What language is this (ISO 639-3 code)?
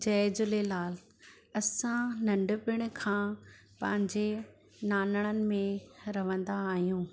snd